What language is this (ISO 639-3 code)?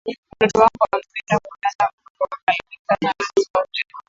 swa